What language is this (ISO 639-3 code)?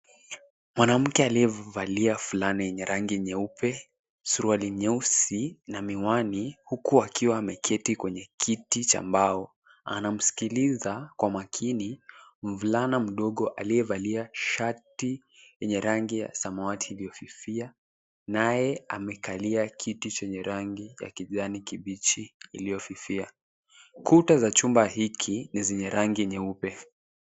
swa